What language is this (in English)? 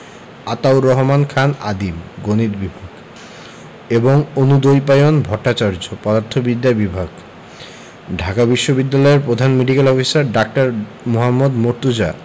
Bangla